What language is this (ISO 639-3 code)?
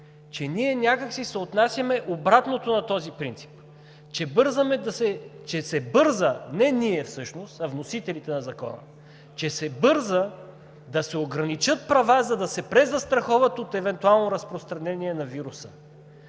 bul